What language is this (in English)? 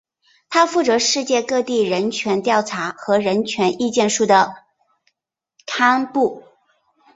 Chinese